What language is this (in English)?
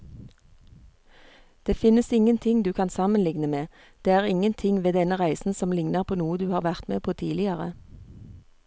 Norwegian